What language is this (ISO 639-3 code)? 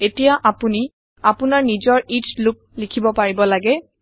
asm